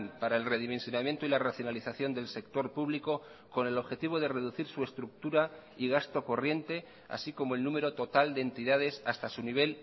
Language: Spanish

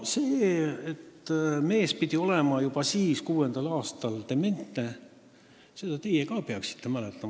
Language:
Estonian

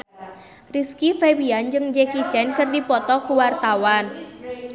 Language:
Sundanese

